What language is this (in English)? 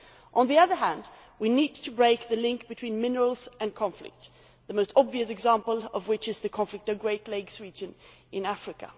English